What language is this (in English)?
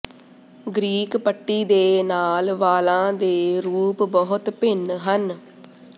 Punjabi